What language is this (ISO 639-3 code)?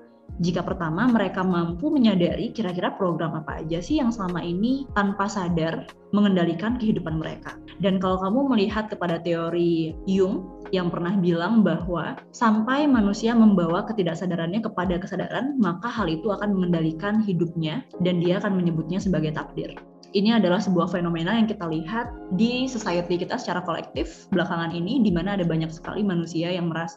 ind